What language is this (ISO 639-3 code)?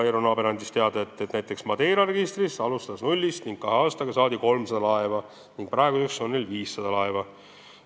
est